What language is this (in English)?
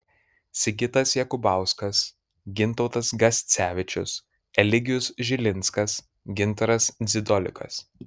Lithuanian